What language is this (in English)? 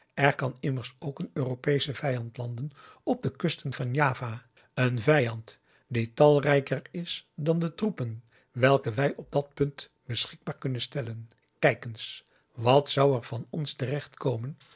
Dutch